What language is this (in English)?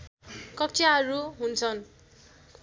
Nepali